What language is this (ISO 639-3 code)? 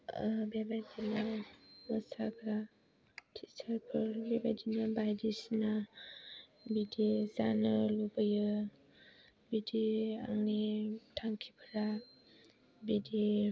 brx